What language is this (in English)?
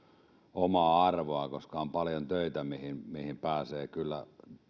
Finnish